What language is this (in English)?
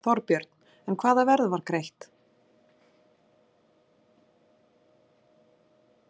Icelandic